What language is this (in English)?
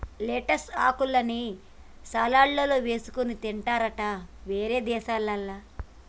Telugu